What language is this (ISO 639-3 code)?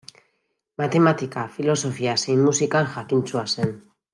eus